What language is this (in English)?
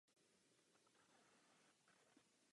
Czech